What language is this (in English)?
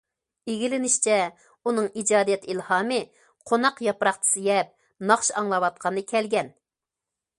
Uyghur